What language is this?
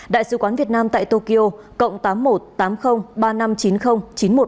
Vietnamese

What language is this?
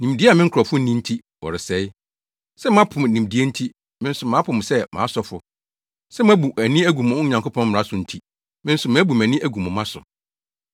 Akan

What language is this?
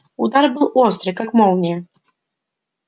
Russian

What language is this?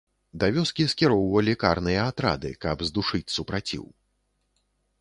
Belarusian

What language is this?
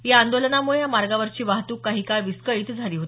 Marathi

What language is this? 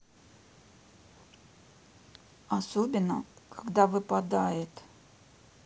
Russian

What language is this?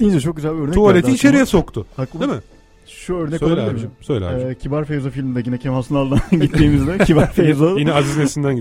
Turkish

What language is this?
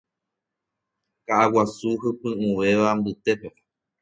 Guarani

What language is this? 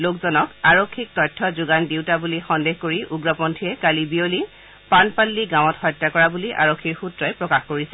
Assamese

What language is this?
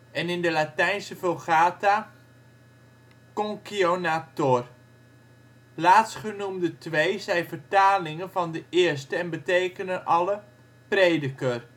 Dutch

